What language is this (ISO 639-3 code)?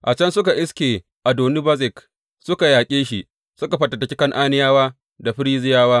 hau